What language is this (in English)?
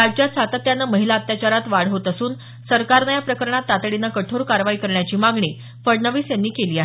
Marathi